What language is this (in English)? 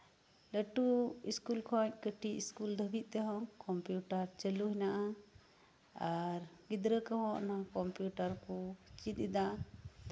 Santali